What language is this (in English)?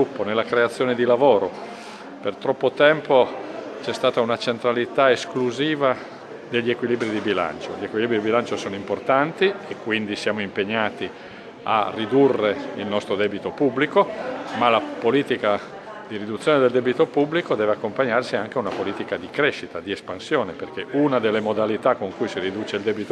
Italian